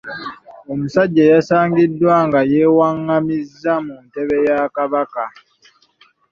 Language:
Ganda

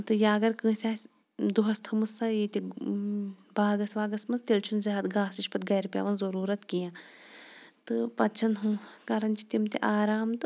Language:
Kashmiri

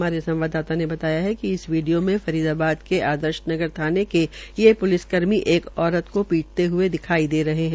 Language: Hindi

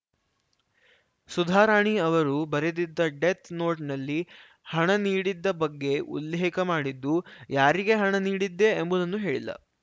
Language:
Kannada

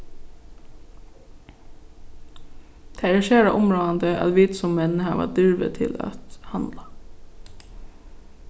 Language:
Faroese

